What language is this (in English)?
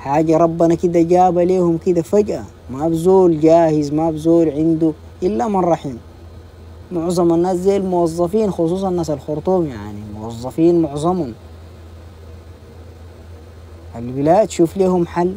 Arabic